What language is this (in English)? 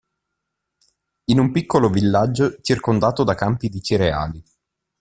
Italian